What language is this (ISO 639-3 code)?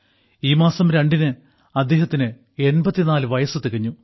mal